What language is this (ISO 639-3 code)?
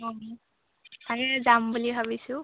asm